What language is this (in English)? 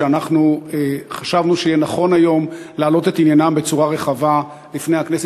Hebrew